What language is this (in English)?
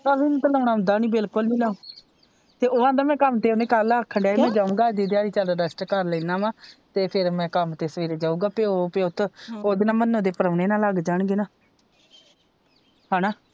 Punjabi